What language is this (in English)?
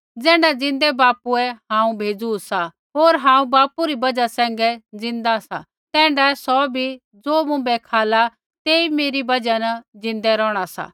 Kullu Pahari